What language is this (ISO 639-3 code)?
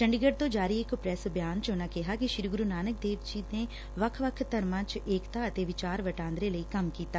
pan